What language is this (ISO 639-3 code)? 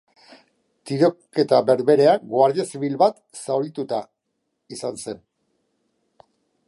eus